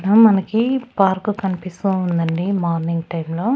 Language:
Telugu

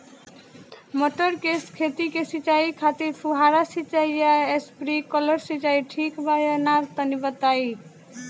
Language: Bhojpuri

